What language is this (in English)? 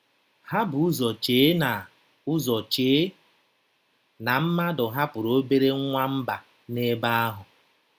Igbo